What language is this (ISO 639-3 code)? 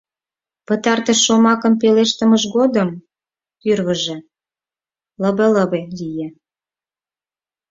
chm